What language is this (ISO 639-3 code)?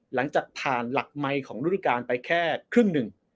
tha